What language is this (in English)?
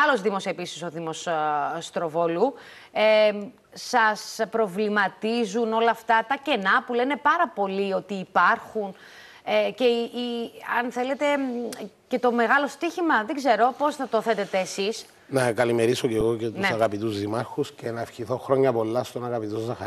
Greek